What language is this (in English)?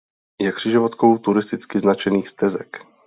Czech